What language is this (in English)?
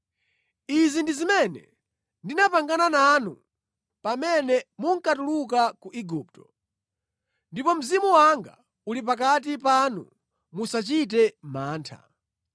Nyanja